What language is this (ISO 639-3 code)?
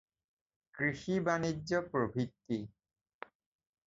asm